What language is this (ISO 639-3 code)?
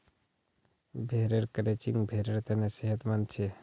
mag